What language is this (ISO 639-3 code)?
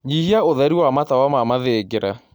kik